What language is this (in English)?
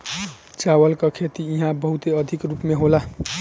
Bhojpuri